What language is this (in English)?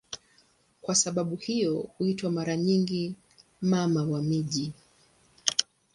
Swahili